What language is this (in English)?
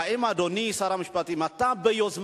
Hebrew